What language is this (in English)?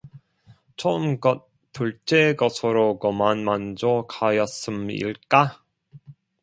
Korean